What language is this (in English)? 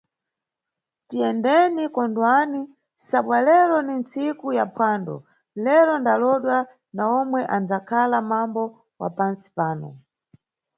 Nyungwe